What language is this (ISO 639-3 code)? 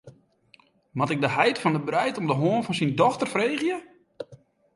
fry